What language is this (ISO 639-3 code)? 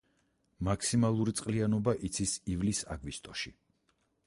kat